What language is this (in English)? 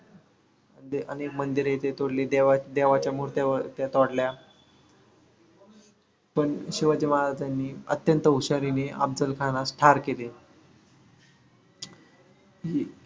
Marathi